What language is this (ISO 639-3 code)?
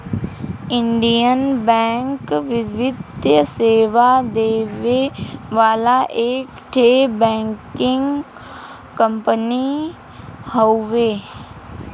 bho